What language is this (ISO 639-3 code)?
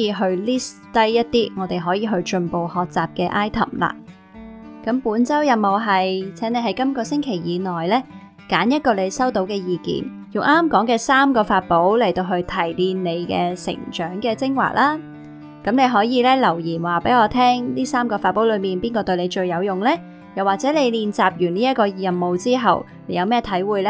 zho